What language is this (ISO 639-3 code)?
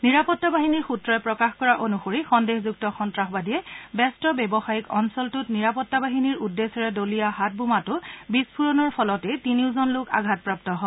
asm